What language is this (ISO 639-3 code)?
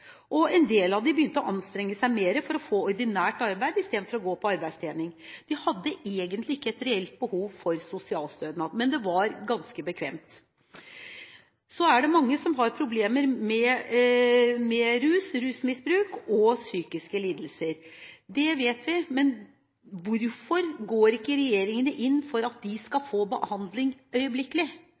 nob